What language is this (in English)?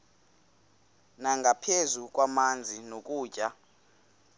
Xhosa